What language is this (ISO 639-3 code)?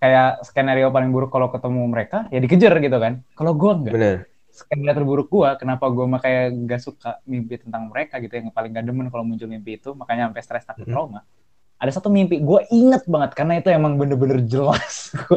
ind